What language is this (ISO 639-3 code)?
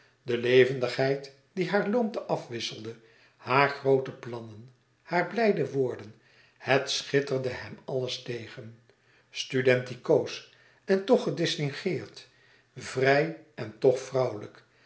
nld